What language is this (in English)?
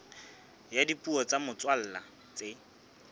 Southern Sotho